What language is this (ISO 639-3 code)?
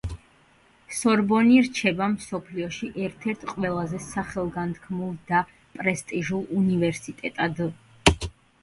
kat